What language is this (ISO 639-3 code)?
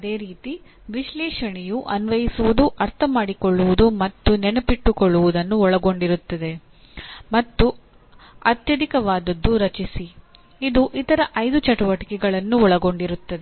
kan